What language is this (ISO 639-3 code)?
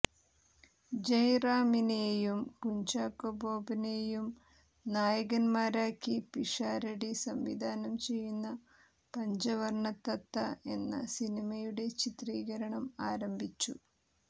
mal